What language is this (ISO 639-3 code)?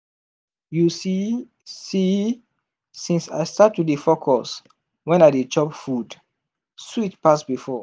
pcm